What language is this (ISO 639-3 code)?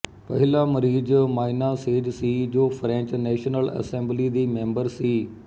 pan